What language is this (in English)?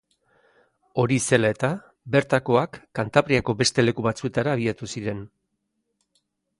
Basque